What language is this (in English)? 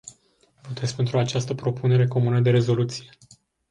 Romanian